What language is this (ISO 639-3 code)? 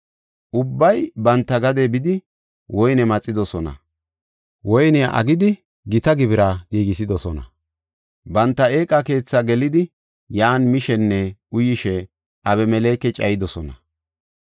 gof